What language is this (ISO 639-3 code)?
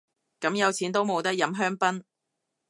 yue